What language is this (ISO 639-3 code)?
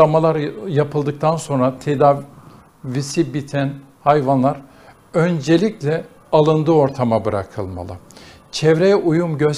tur